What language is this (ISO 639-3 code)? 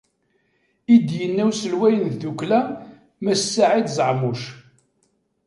kab